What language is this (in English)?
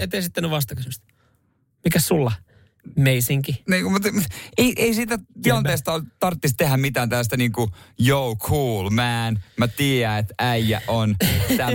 Finnish